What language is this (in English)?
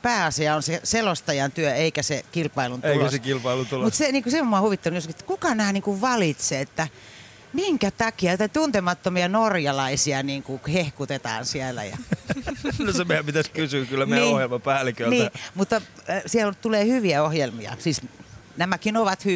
Finnish